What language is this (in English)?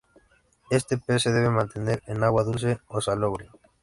Spanish